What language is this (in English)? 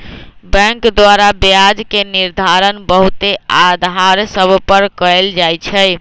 Magahi